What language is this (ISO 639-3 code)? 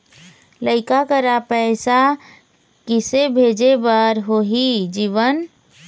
hne